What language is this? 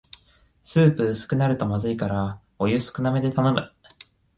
Japanese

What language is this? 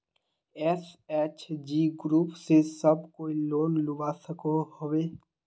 Magahi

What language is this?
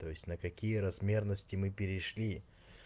Russian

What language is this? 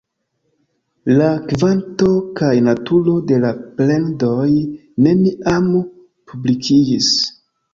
Esperanto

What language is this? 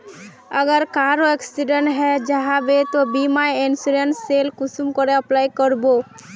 Magahi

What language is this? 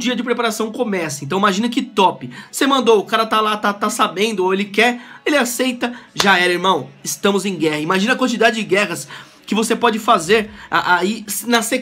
Portuguese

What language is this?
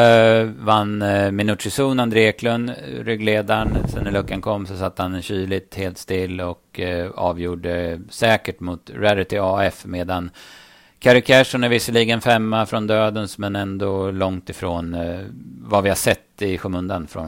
Swedish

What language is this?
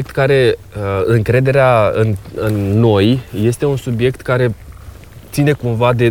Romanian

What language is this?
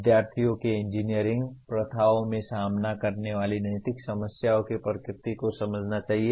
Hindi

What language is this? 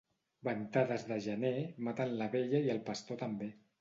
Catalan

